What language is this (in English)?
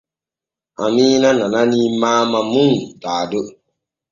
Borgu Fulfulde